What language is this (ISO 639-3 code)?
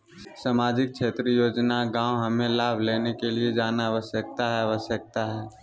mag